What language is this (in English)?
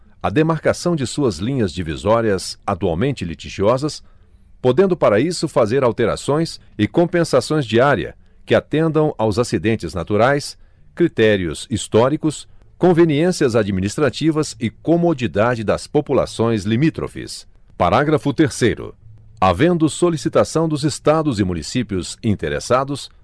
Portuguese